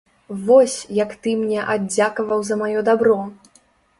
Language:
Belarusian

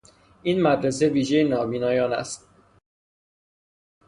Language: Persian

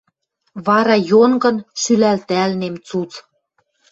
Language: Western Mari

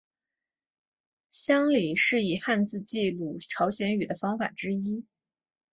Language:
Chinese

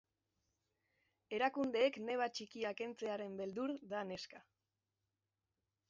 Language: Basque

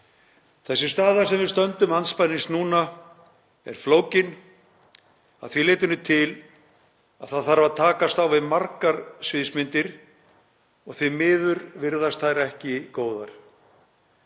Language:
Icelandic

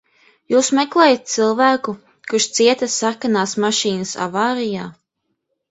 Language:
Latvian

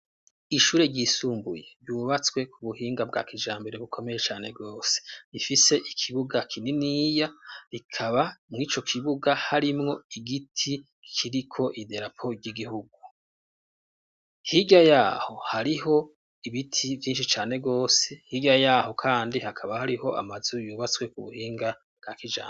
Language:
Rundi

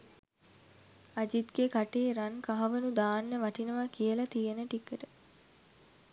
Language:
Sinhala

